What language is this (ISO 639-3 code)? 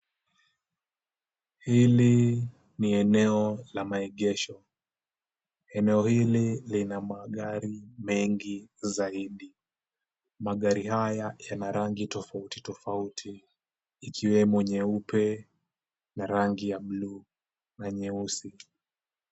swa